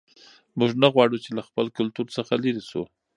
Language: Pashto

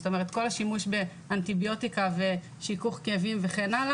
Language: Hebrew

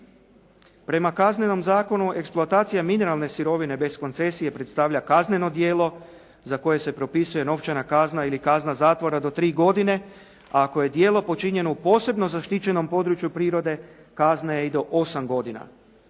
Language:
Croatian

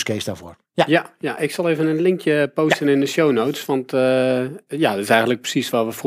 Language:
Dutch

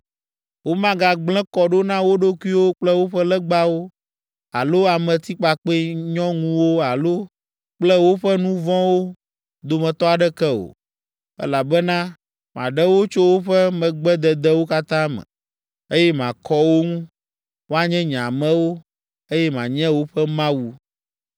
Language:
Ewe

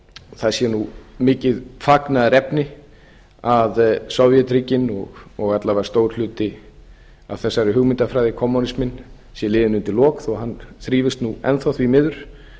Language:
Icelandic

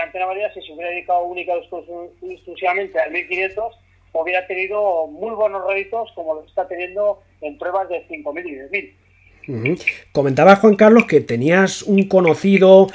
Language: Spanish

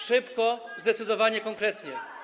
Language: Polish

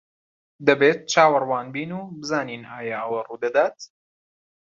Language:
Central Kurdish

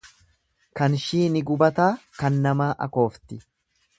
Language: Oromo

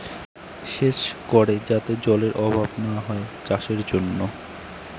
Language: Bangla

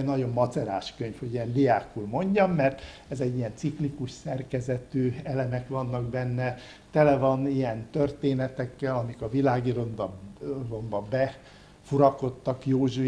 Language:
Hungarian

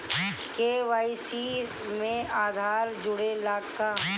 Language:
Bhojpuri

